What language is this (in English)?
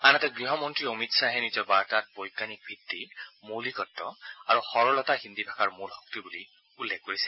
Assamese